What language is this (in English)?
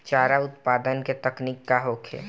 Bhojpuri